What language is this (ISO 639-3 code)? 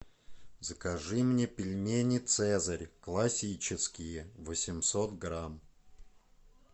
rus